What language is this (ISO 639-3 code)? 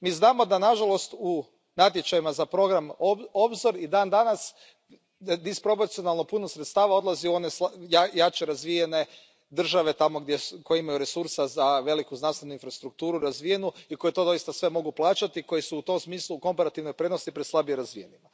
hrv